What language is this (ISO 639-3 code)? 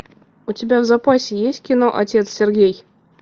rus